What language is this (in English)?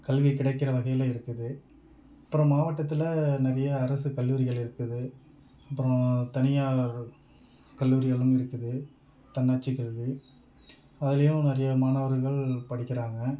Tamil